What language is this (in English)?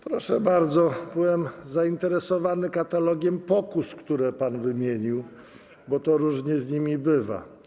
Polish